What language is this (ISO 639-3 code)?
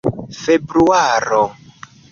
epo